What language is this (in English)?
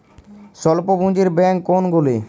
Bangla